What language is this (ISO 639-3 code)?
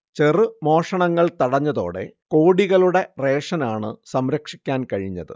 mal